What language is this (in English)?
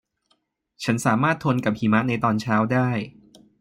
Thai